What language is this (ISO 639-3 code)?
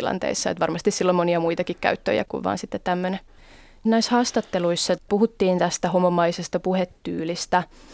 fin